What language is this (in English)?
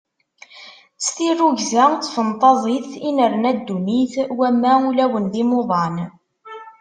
Kabyle